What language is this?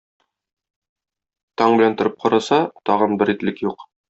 Tatar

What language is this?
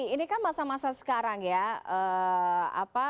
Indonesian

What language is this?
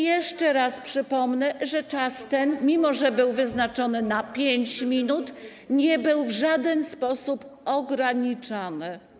Polish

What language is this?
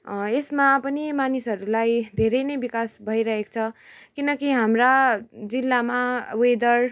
Nepali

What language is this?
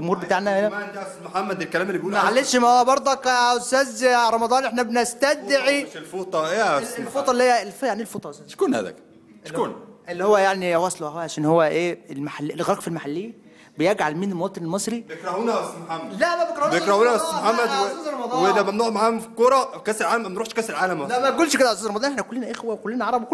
Arabic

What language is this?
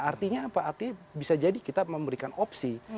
Indonesian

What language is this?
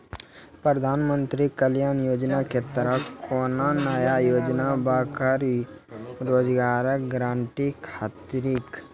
Maithili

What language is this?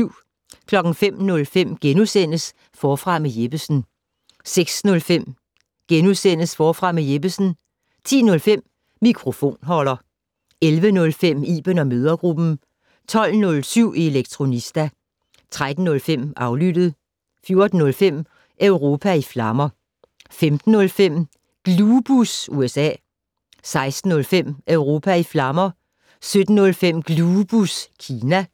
Danish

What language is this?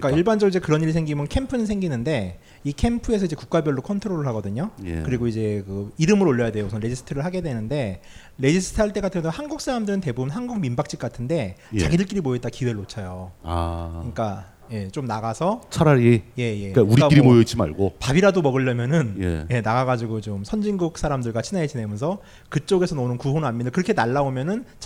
Korean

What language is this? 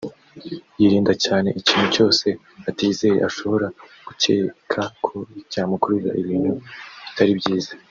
Kinyarwanda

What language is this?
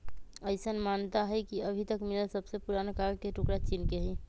Magahi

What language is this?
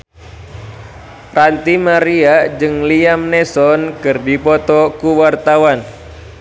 Sundanese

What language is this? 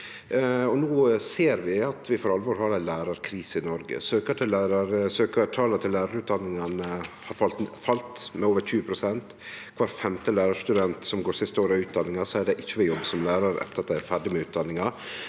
Norwegian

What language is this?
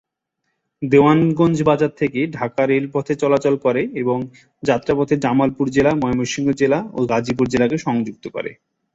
Bangla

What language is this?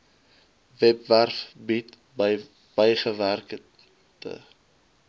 Afrikaans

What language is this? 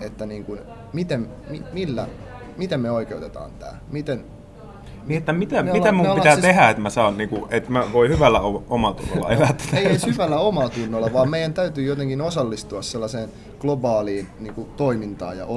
Finnish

